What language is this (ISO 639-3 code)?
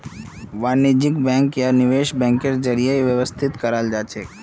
mag